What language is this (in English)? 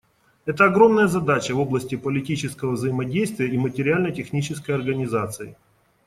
Russian